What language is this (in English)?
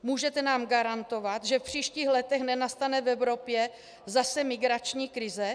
Czech